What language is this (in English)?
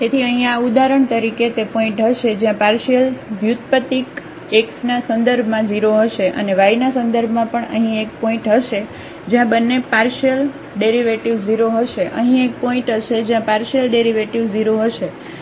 Gujarati